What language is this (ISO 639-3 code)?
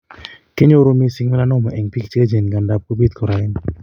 kln